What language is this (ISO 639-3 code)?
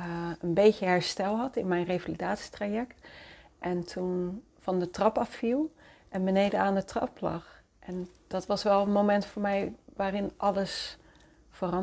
nld